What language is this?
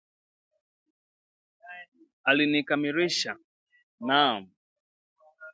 Swahili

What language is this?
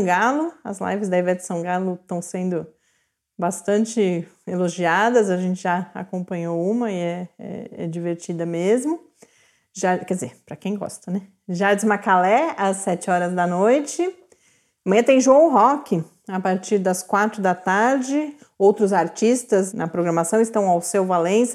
Portuguese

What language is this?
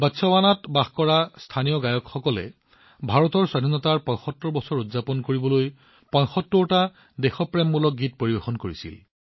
Assamese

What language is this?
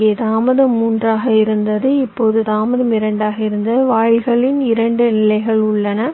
Tamil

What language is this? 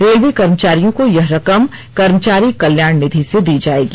Hindi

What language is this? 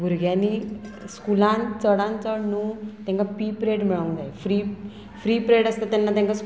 Konkani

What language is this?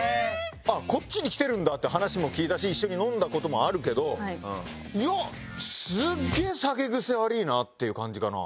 Japanese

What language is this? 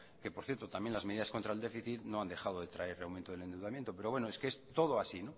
Spanish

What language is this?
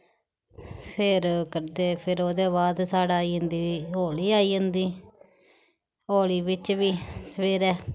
Dogri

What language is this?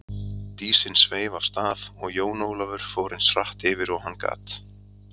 Icelandic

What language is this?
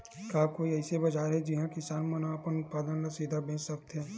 Chhattisgarhi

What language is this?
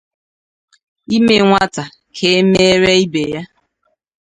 Igbo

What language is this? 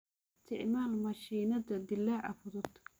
Somali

